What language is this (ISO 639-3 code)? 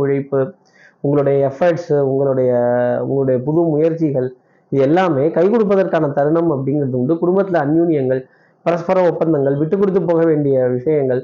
tam